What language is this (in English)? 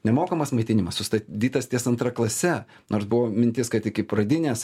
Lithuanian